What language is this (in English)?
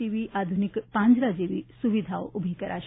Gujarati